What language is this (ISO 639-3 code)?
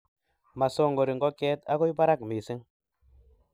kln